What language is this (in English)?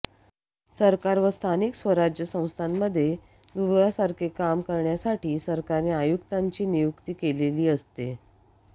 Marathi